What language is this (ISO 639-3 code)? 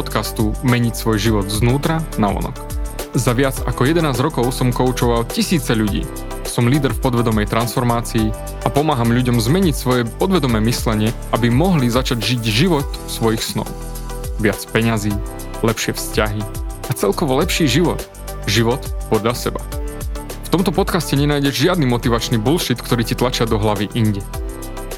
slk